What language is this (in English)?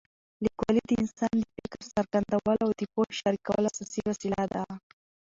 Pashto